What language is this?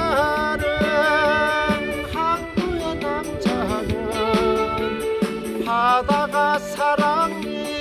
Korean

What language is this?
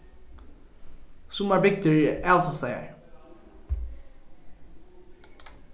Faroese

